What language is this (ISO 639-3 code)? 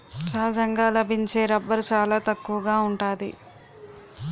tel